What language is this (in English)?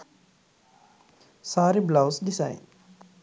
Sinhala